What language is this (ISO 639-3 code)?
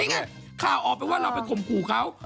tha